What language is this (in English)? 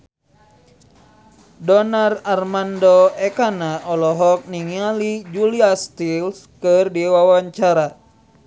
Sundanese